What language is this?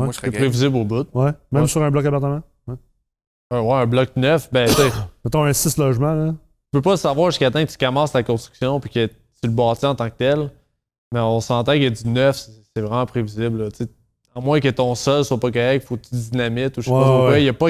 French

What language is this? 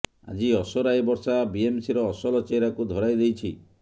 Odia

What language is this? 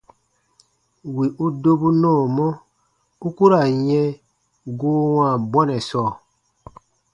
Baatonum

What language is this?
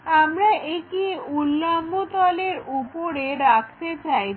Bangla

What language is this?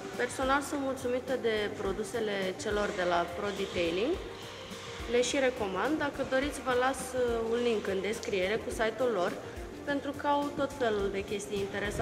Romanian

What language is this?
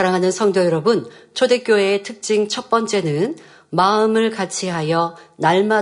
Korean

